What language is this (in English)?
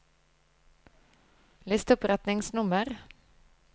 Norwegian